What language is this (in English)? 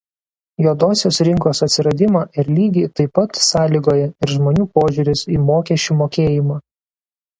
Lithuanian